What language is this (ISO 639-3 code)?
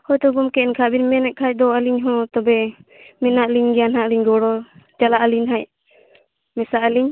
sat